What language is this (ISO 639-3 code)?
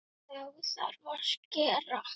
isl